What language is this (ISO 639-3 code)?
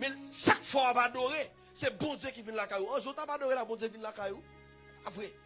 fra